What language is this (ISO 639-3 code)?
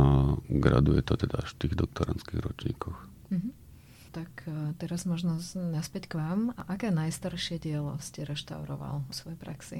slk